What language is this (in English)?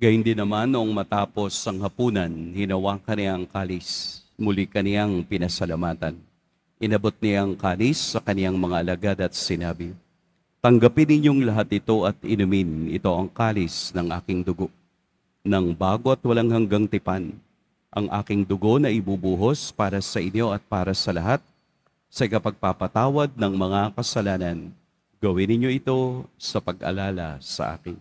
Filipino